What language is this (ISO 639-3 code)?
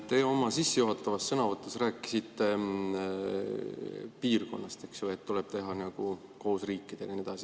est